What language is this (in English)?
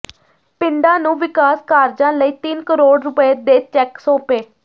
Punjabi